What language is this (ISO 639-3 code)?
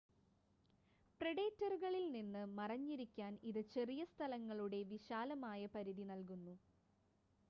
mal